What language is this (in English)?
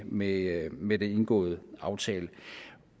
Danish